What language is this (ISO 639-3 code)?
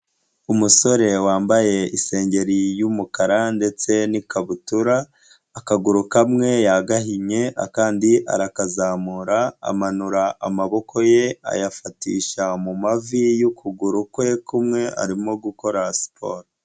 kin